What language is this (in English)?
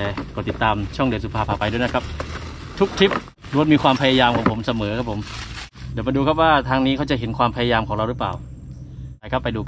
Thai